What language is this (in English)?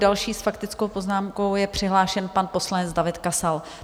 Czech